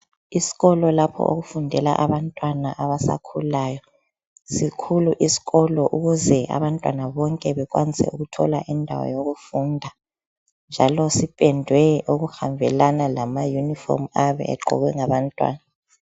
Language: North Ndebele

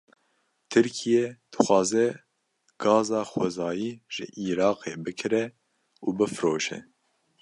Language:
Kurdish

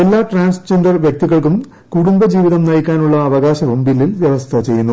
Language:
Malayalam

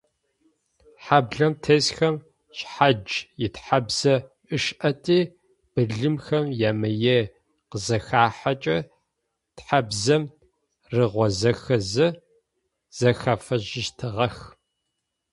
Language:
Adyghe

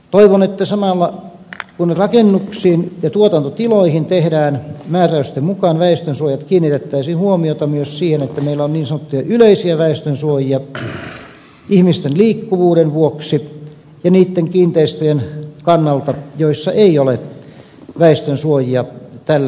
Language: Finnish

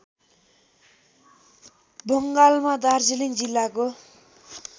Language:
Nepali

